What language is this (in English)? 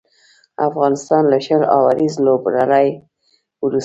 Pashto